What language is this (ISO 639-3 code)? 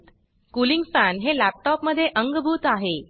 mar